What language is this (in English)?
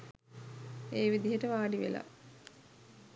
Sinhala